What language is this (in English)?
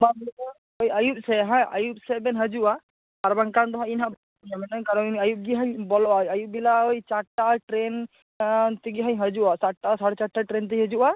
Santali